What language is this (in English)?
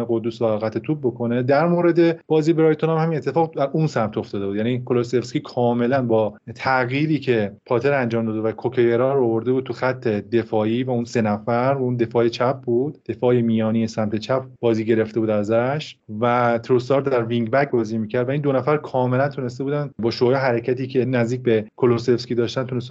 Persian